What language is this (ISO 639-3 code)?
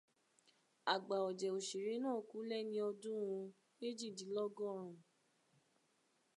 yor